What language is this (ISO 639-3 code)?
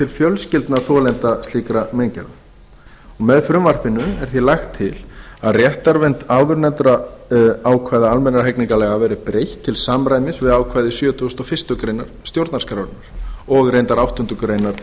isl